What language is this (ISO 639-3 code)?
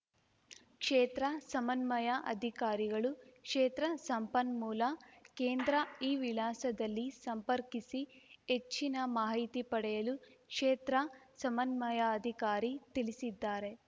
kan